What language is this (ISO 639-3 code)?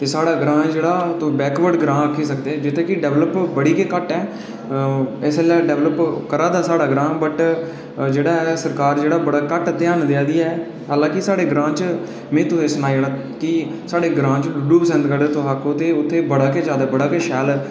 doi